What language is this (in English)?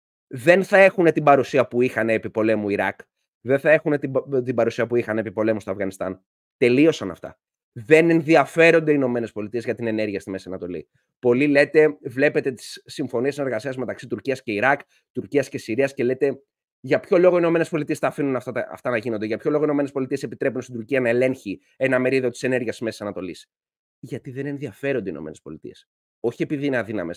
Greek